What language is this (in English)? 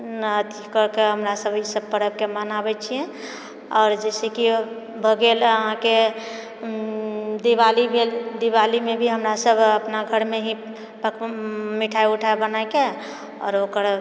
Maithili